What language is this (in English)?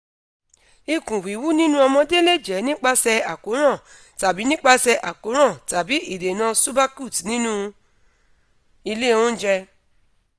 Yoruba